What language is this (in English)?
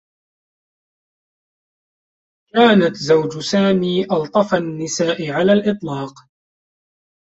Arabic